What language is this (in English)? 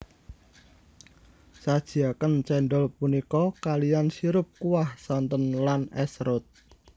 Javanese